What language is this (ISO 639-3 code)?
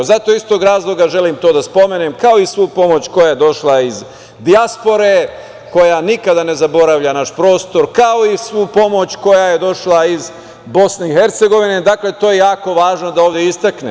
srp